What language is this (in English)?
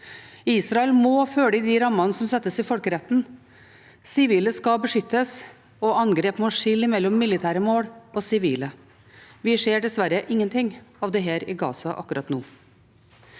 Norwegian